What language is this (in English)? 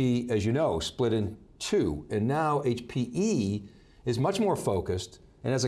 English